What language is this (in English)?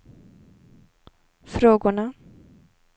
Swedish